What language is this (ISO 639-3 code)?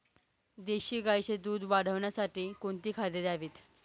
mar